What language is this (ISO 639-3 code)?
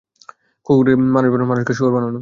ben